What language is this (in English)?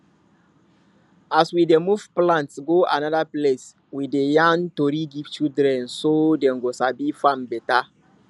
Nigerian Pidgin